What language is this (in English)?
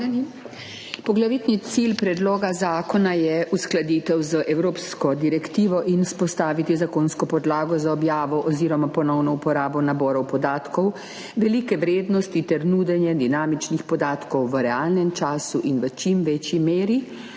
Slovenian